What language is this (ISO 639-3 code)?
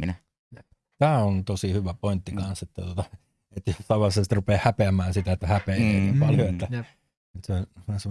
fin